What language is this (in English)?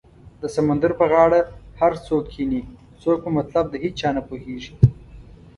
Pashto